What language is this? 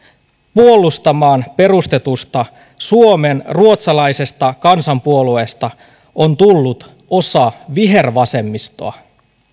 Finnish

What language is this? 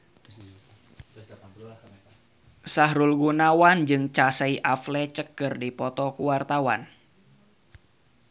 Sundanese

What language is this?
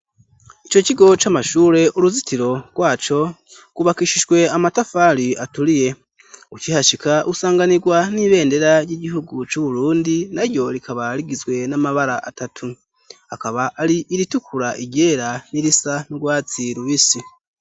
Rundi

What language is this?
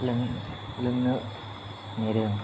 Bodo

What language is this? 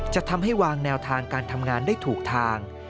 Thai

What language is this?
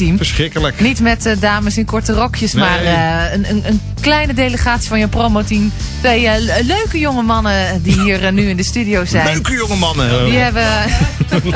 Dutch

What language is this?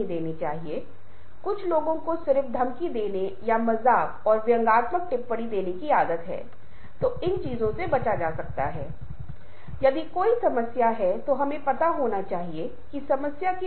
Hindi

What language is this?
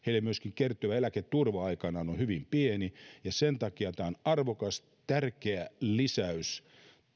Finnish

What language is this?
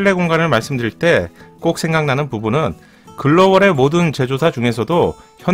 Korean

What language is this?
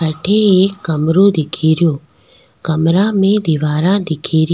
Rajasthani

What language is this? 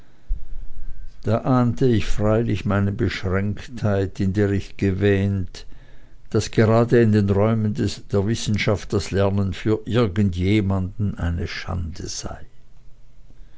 German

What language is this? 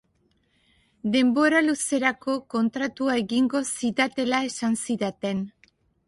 Basque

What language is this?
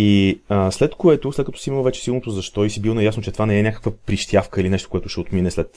Bulgarian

